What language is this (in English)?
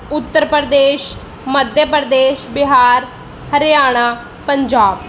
Punjabi